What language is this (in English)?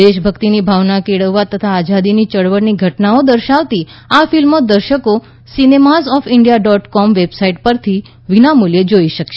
Gujarati